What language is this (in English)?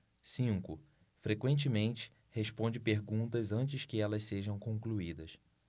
Portuguese